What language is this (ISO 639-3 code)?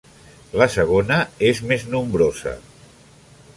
cat